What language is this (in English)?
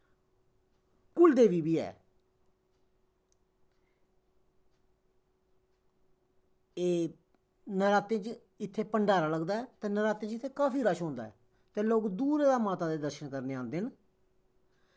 Dogri